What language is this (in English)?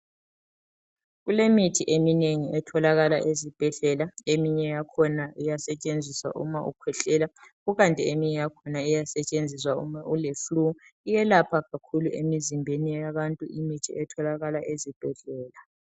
North Ndebele